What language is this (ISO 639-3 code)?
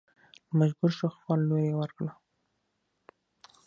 pus